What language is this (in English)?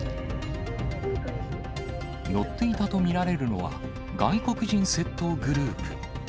Japanese